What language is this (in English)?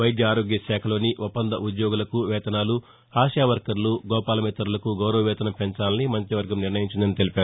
Telugu